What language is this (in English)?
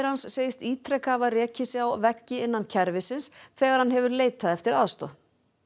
Icelandic